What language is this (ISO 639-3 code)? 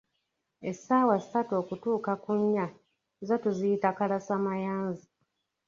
lug